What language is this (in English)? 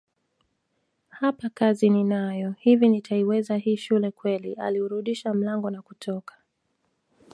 Swahili